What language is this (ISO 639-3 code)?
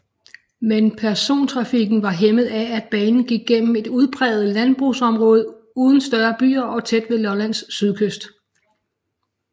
dan